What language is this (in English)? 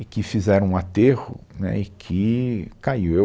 Portuguese